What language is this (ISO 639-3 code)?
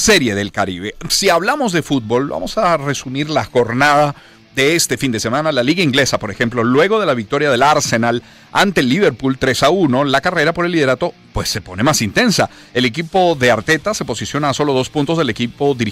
spa